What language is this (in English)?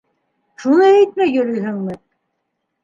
Bashkir